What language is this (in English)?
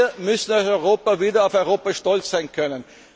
German